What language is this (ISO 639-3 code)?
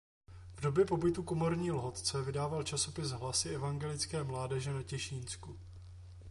ces